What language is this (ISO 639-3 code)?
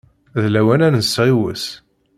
kab